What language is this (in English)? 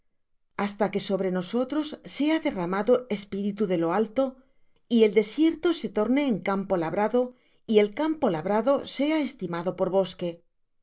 Spanish